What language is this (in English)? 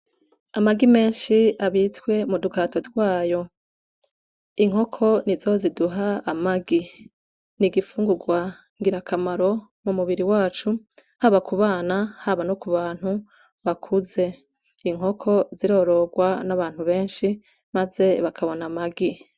Rundi